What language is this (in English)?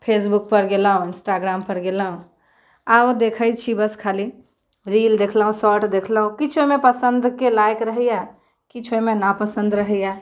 Maithili